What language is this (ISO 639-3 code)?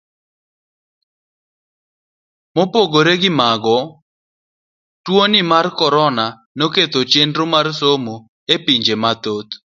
luo